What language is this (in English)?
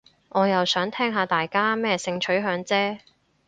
Cantonese